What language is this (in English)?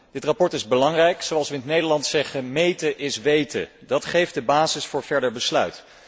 Dutch